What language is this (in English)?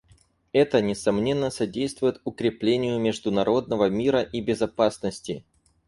Russian